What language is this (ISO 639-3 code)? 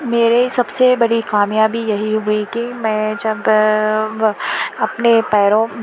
urd